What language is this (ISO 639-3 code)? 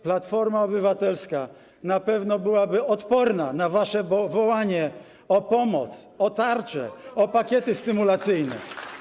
pol